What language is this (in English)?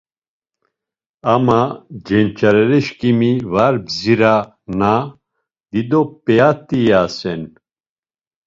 Laz